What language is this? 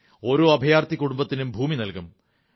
Malayalam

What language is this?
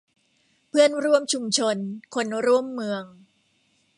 Thai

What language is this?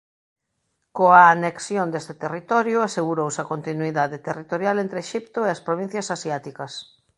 Galician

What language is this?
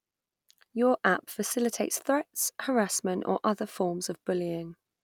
English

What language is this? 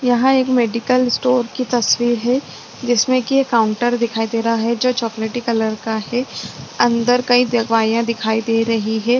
Hindi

